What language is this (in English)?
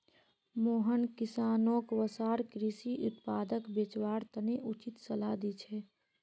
Magahi